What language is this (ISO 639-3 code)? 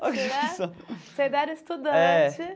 por